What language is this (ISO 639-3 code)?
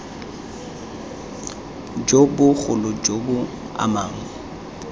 tsn